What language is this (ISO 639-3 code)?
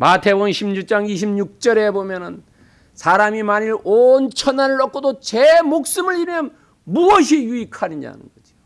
kor